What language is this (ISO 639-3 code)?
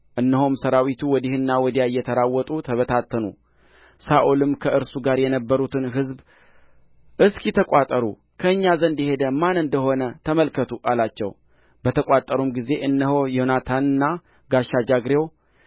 amh